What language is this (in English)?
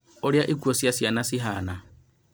Kikuyu